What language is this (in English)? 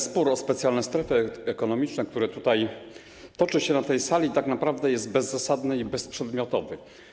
Polish